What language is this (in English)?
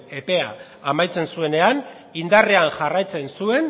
Basque